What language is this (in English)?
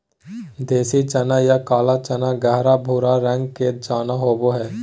Magahi